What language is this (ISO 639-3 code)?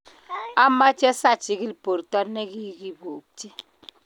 kln